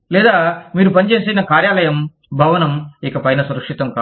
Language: Telugu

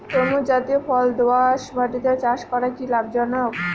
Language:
Bangla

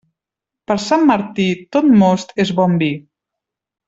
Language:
Catalan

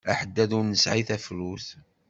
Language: Kabyle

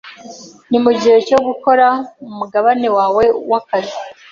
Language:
Kinyarwanda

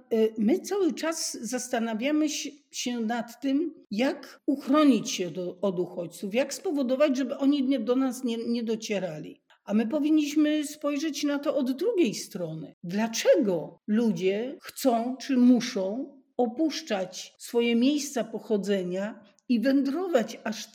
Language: Polish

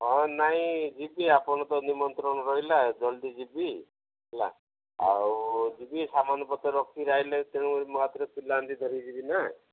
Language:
Odia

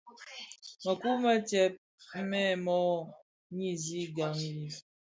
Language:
Bafia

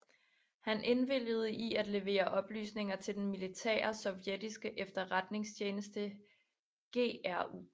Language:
Danish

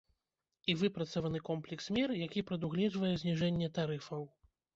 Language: Belarusian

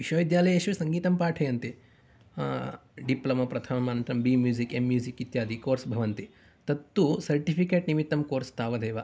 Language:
Sanskrit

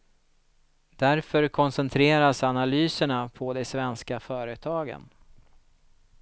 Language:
Swedish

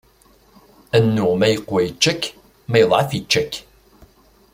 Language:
Kabyle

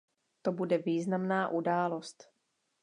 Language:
Czech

